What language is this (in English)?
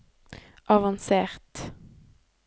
Norwegian